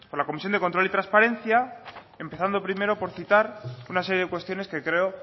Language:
Spanish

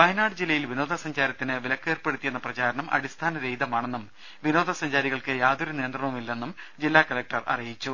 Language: Malayalam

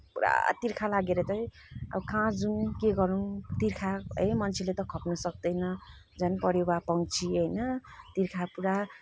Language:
Nepali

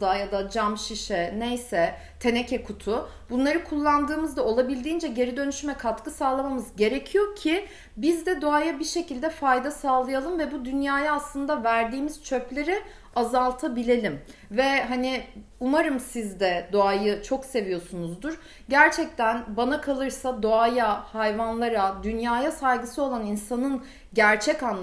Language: Turkish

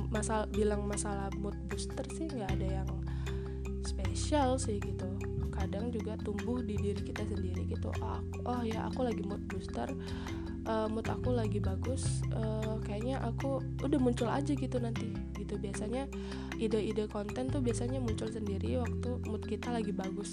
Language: Indonesian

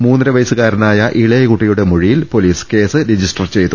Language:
Malayalam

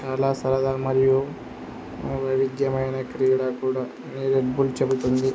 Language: Telugu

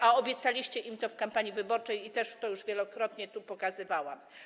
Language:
Polish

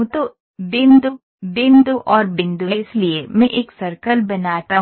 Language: Hindi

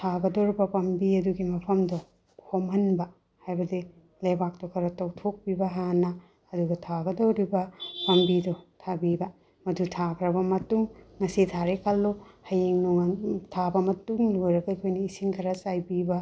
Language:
Manipuri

